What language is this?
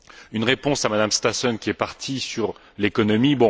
French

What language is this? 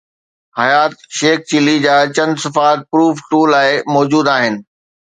Sindhi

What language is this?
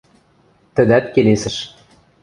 Western Mari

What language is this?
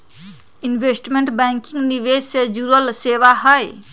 Magahi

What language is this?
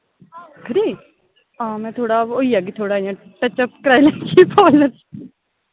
Dogri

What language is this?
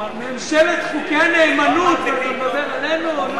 Hebrew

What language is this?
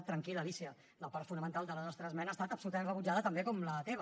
Catalan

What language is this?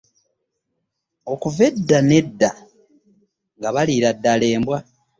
Ganda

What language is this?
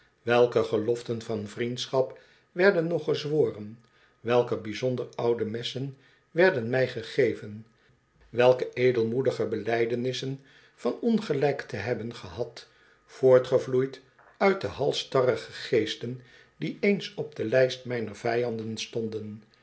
Dutch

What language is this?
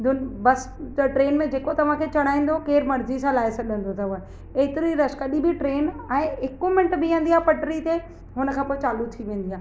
Sindhi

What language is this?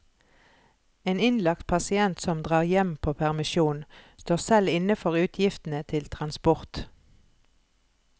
Norwegian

